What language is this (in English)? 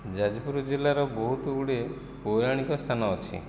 Odia